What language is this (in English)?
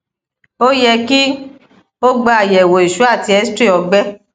Yoruba